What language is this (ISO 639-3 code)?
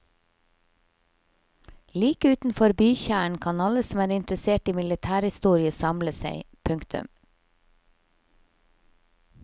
nor